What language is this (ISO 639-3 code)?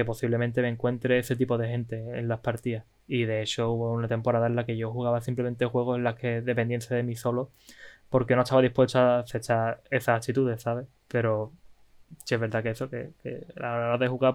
spa